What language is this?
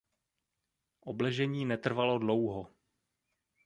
Czech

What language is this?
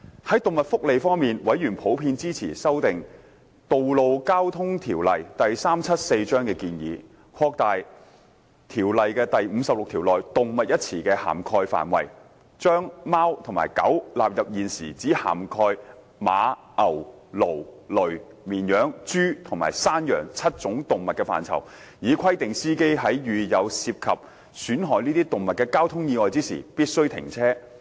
Cantonese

